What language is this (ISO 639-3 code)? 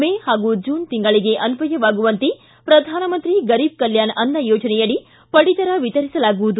kan